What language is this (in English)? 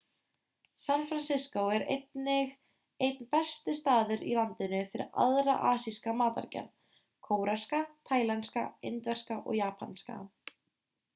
Icelandic